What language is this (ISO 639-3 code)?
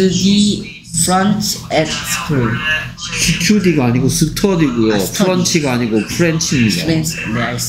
kor